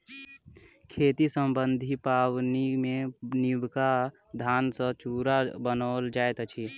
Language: Maithili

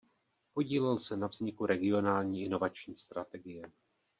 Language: Czech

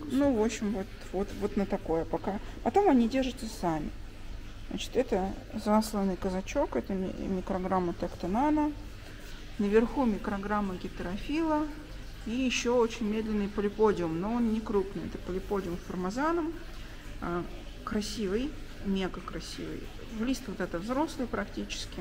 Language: Russian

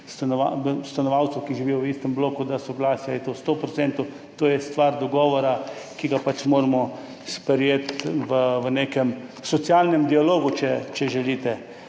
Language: Slovenian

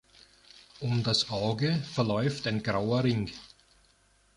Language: German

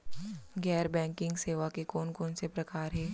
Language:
Chhattisgarhi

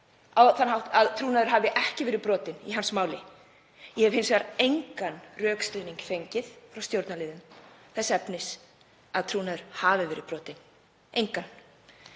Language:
Icelandic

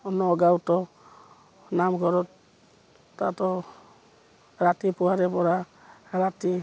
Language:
Assamese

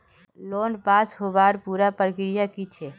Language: Magahi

